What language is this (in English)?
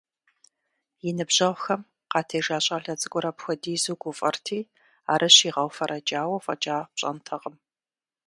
Kabardian